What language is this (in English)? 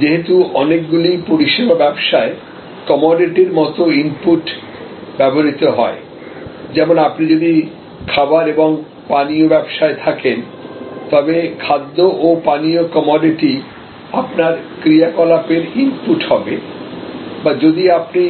Bangla